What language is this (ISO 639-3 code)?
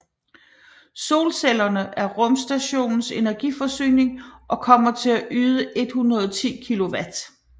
dan